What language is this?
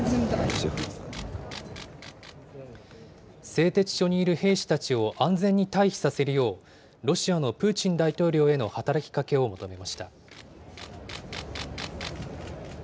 Japanese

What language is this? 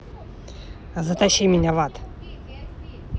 Russian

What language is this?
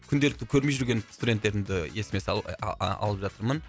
Kazakh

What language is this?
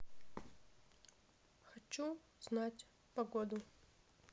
Russian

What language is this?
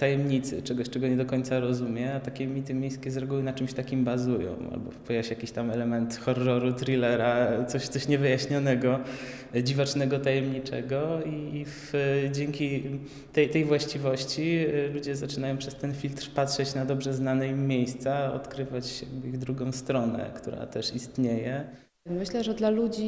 Polish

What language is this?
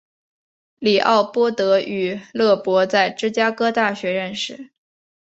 Chinese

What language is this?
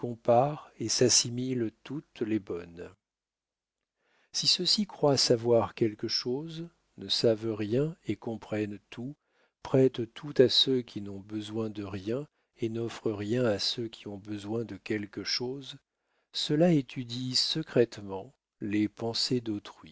French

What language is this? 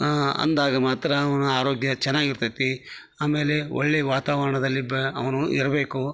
Kannada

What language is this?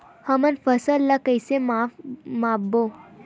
Chhattisgarhi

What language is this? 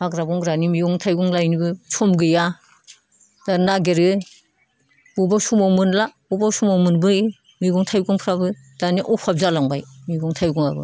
Bodo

